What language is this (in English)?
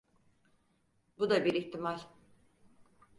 Turkish